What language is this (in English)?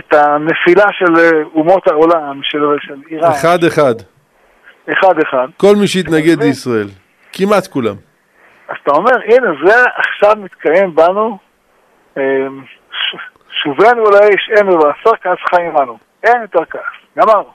Hebrew